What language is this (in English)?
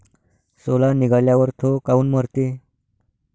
Marathi